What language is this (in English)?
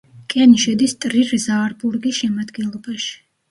Georgian